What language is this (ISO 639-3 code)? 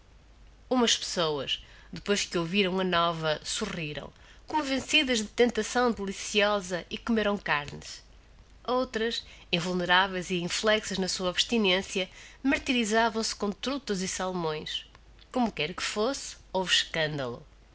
por